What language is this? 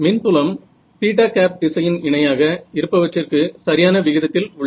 Tamil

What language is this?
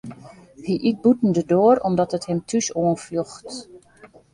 Western Frisian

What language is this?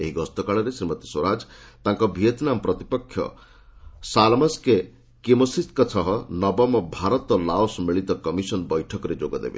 Odia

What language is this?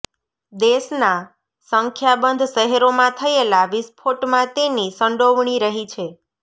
Gujarati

